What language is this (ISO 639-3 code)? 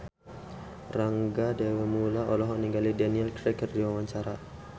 sun